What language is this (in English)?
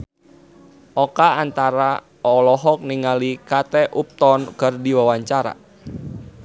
Sundanese